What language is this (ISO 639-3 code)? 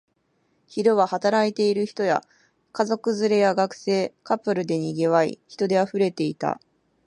jpn